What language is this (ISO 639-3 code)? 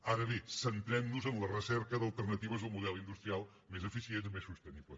cat